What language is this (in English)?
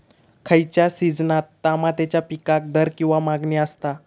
Marathi